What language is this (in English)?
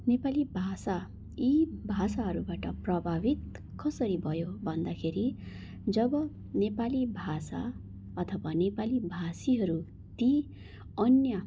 Nepali